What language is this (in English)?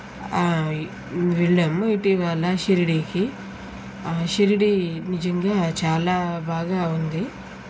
Telugu